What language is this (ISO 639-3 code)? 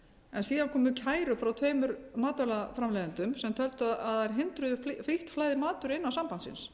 isl